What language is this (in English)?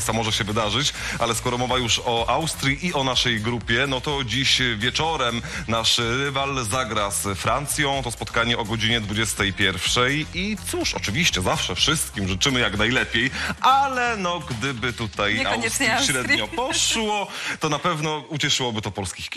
Polish